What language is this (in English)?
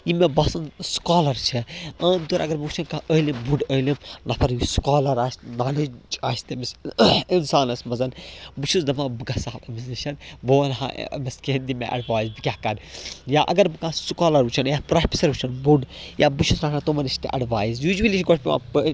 Kashmiri